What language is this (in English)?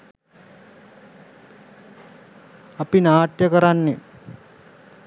Sinhala